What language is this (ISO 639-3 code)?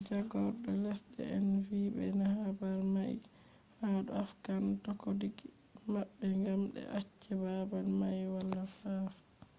ful